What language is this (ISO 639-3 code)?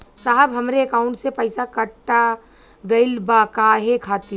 bho